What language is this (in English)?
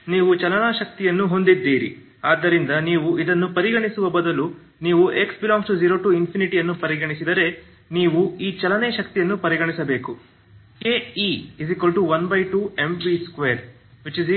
Kannada